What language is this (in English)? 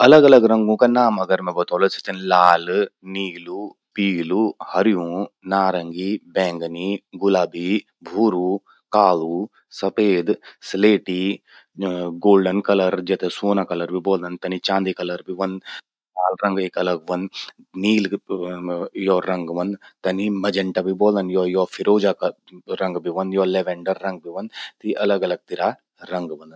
Garhwali